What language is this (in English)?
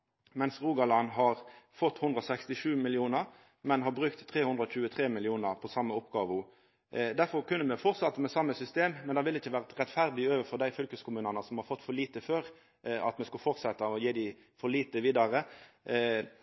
Norwegian Nynorsk